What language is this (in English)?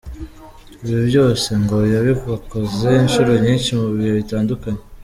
Kinyarwanda